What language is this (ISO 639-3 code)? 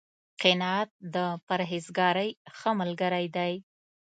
pus